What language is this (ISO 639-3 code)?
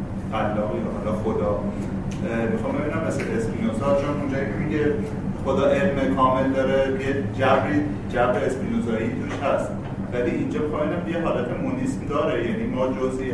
fas